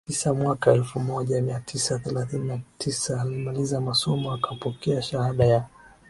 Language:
Swahili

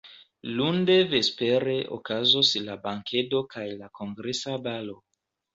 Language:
Esperanto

